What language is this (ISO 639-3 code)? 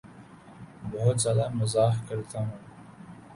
urd